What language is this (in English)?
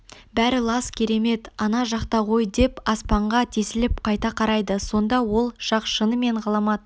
Kazakh